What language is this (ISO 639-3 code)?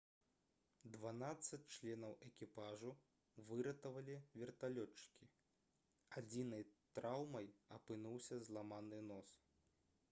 bel